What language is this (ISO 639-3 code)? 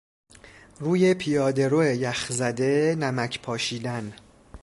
fas